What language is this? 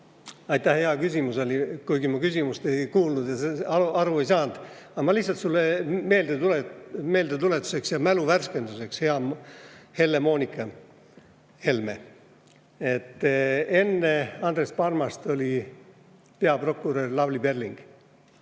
Estonian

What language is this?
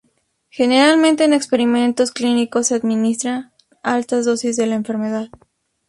Spanish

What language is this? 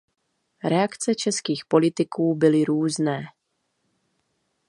Czech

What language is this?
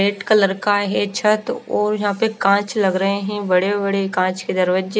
Hindi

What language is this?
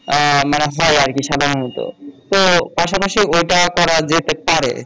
Bangla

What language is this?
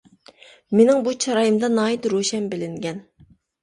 Uyghur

